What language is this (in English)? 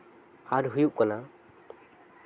Santali